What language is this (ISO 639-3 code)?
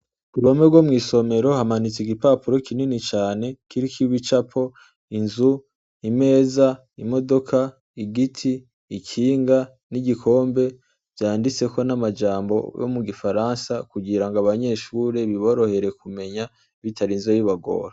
run